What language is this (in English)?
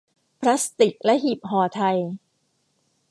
Thai